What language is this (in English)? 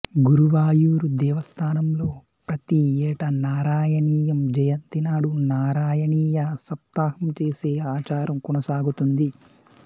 Telugu